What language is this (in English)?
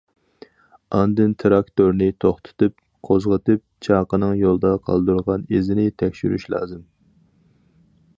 Uyghur